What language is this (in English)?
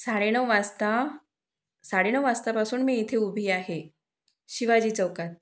Marathi